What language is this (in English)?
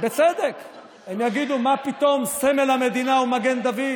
Hebrew